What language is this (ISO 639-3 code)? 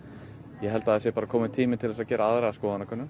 isl